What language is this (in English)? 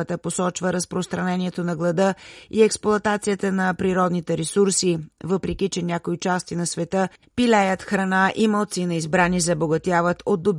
Bulgarian